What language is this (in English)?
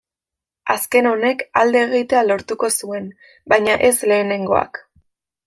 Basque